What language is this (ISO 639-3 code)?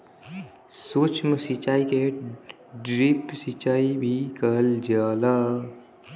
bho